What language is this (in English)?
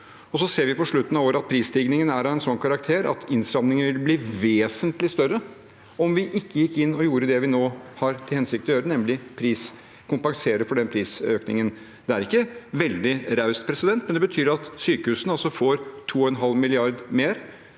Norwegian